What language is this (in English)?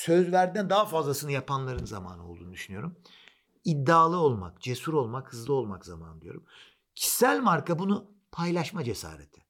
Turkish